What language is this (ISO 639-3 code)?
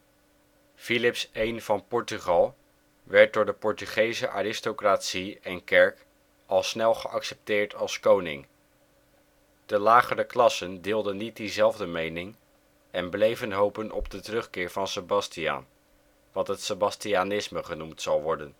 nld